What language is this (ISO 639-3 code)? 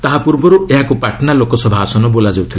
ori